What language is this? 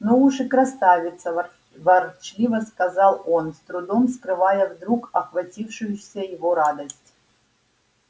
Russian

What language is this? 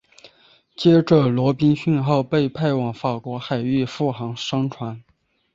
Chinese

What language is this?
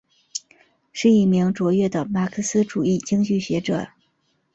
Chinese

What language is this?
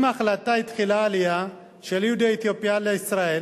Hebrew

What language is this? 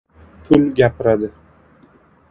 Uzbek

